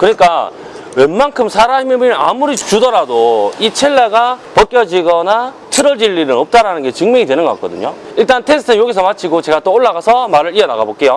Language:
Korean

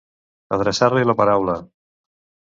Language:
Catalan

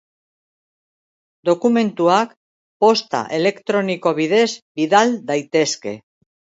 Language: Basque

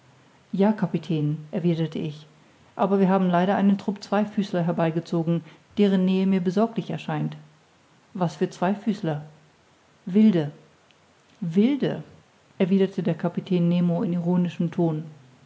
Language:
German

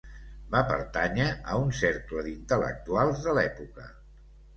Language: Catalan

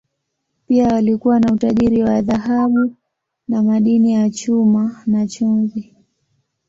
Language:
Swahili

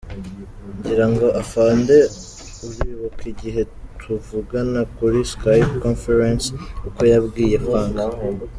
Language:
Kinyarwanda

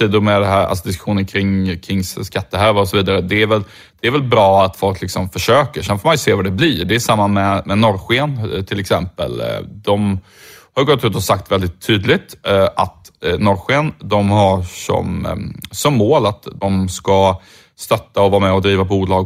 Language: Swedish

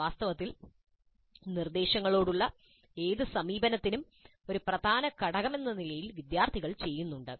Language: Malayalam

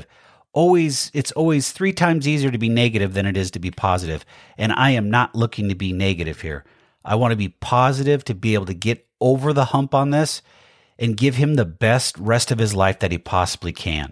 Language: English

